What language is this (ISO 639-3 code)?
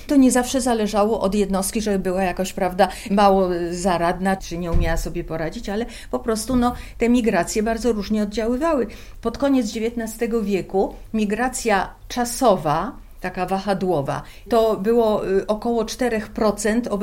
pol